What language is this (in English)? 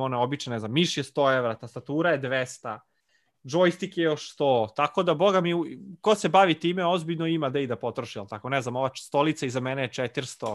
Croatian